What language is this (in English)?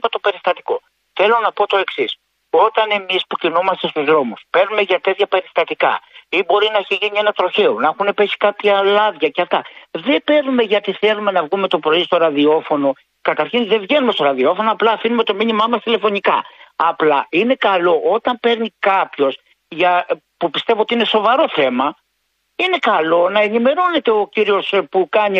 Greek